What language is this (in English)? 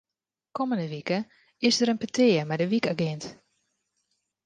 Western Frisian